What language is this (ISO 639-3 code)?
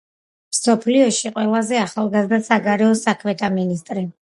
kat